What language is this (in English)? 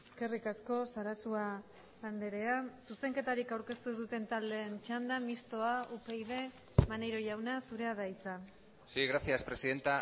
Basque